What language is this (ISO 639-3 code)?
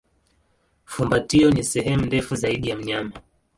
swa